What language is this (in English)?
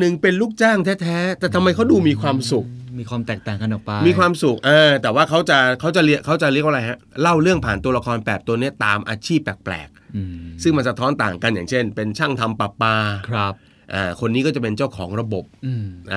Thai